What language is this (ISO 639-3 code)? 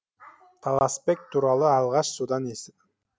kaz